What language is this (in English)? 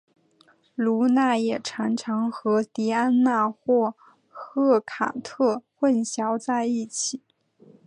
Chinese